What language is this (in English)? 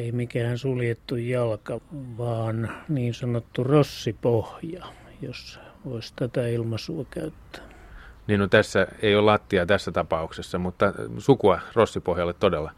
Finnish